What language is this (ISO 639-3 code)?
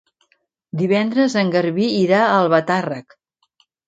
cat